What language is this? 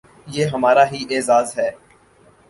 Urdu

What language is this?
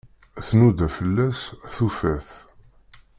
Kabyle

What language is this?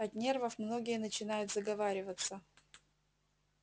Russian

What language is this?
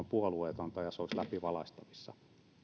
Finnish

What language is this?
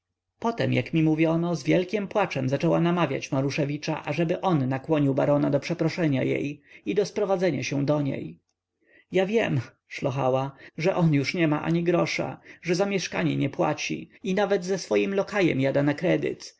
Polish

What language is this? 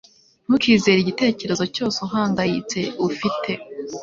Kinyarwanda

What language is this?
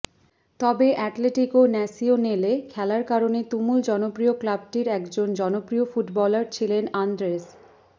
Bangla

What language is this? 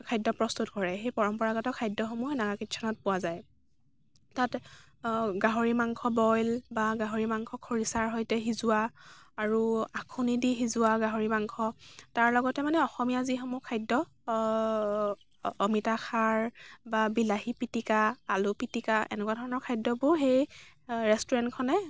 Assamese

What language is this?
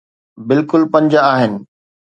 Sindhi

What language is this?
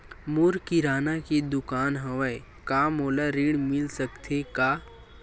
Chhattisgarhi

